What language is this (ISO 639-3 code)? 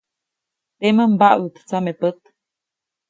zoc